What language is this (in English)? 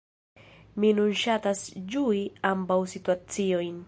Esperanto